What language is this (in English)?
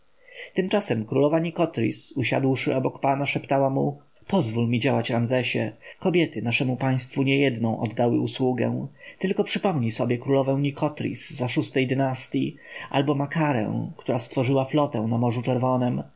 Polish